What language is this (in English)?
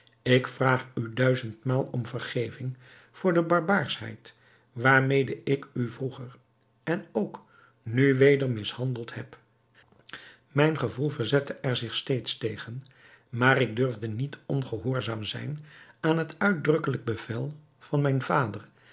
Dutch